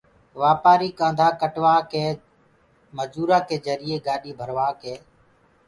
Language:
Gurgula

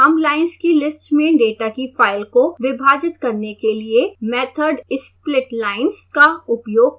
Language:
Hindi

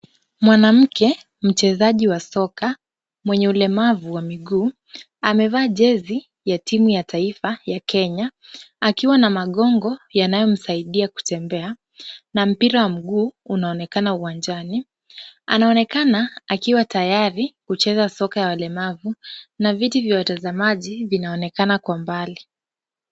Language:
Swahili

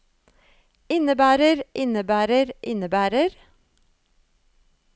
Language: Norwegian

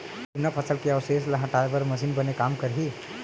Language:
Chhattisgarhi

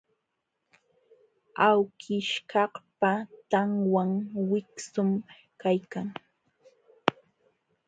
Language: Jauja Wanca Quechua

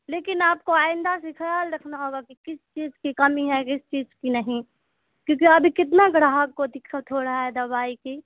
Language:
Urdu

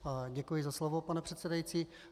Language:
Czech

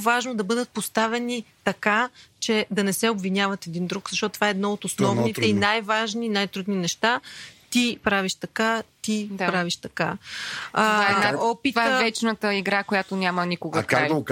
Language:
Bulgarian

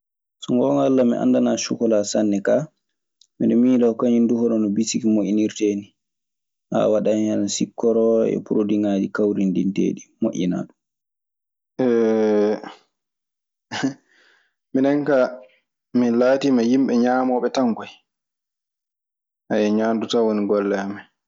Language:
Maasina Fulfulde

